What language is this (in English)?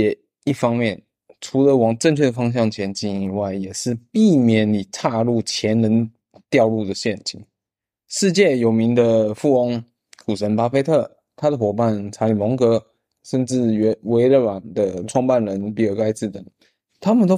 Chinese